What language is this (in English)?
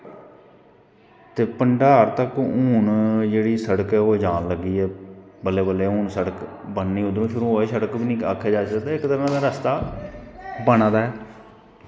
Dogri